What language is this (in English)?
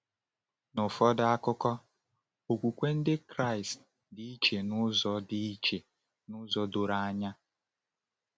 Igbo